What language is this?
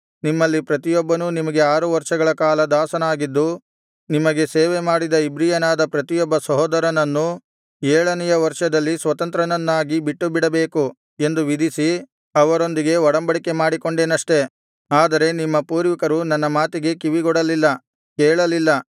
Kannada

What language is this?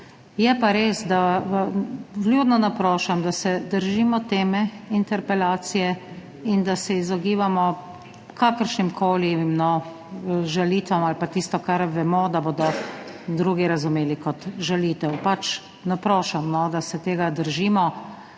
Slovenian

